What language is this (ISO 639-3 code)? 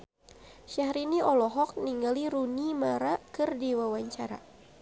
sun